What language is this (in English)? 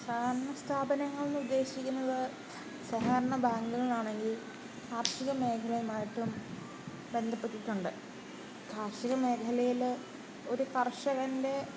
Malayalam